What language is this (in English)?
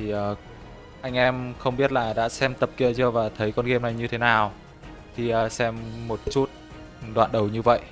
Vietnamese